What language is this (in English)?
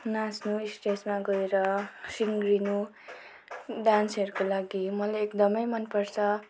Nepali